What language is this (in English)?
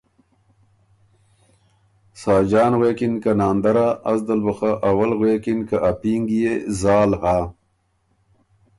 Ormuri